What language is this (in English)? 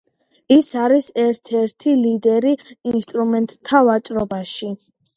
Georgian